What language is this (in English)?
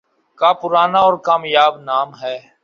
Urdu